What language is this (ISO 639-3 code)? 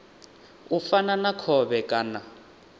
ven